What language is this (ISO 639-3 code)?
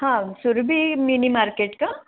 mar